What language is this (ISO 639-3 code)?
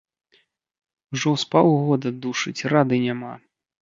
bel